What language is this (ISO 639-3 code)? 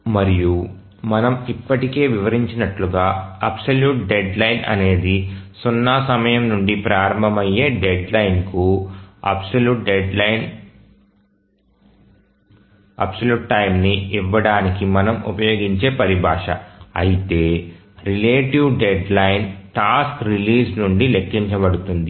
tel